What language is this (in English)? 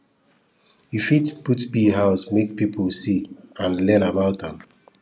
Nigerian Pidgin